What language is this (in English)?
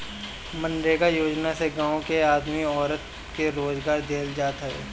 Bhojpuri